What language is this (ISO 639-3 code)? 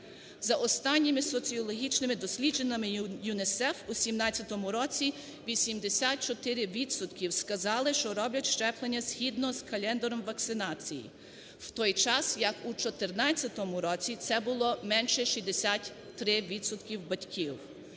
ukr